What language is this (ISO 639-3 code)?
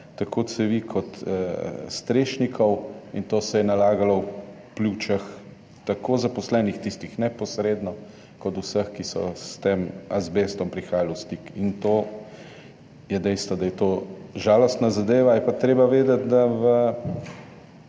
slv